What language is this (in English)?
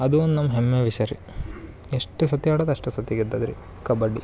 Kannada